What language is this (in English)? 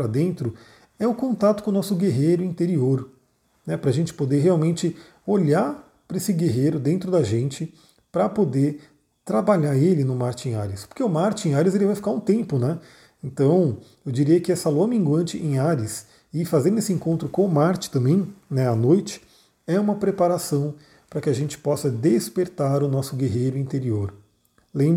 Portuguese